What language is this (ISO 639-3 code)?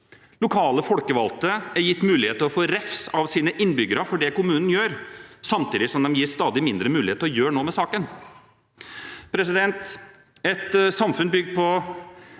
nor